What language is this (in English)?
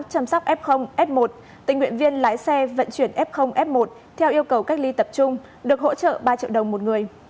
Vietnamese